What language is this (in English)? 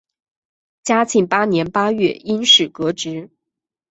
Chinese